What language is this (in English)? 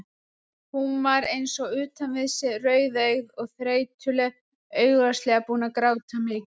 Icelandic